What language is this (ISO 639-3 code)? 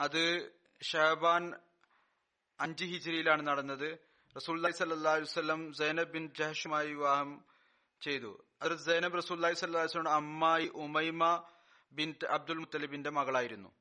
mal